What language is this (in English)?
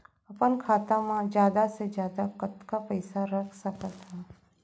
Chhattisgarhi